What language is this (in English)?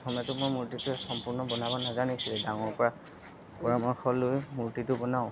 Assamese